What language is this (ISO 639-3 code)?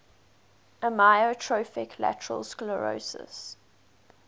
eng